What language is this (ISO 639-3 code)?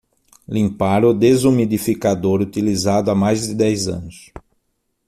por